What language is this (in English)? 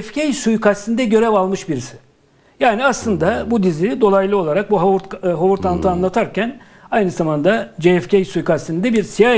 Turkish